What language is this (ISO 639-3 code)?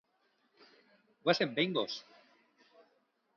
eus